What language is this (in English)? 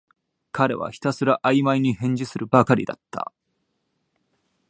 Japanese